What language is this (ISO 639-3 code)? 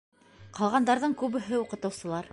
bak